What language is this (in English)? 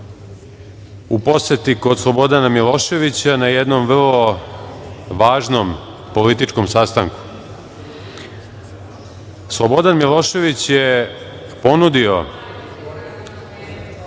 Serbian